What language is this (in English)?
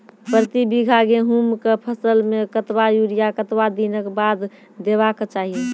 Maithili